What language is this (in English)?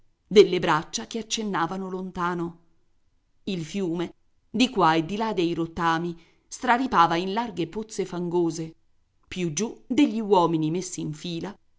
Italian